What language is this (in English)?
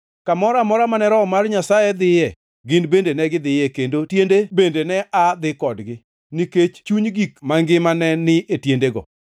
Luo (Kenya and Tanzania)